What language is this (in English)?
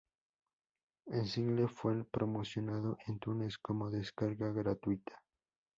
Spanish